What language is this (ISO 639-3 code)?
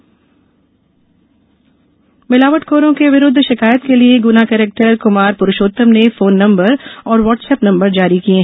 hin